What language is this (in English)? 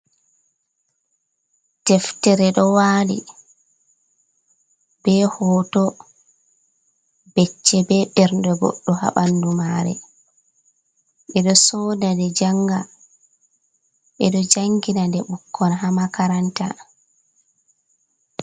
Fula